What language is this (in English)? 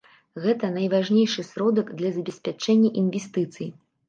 Belarusian